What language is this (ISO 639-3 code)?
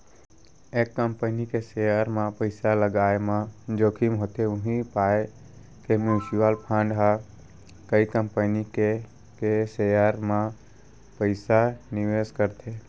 hne